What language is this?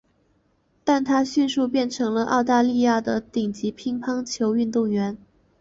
Chinese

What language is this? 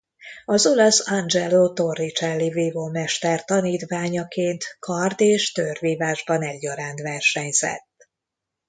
Hungarian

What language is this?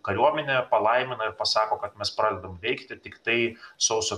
Lithuanian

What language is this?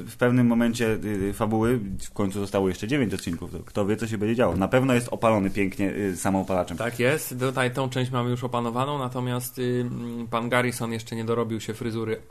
Polish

